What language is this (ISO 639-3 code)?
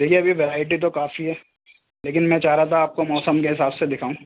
urd